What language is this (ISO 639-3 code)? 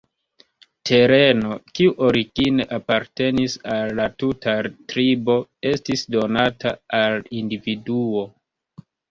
epo